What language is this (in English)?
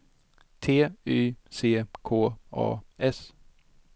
Swedish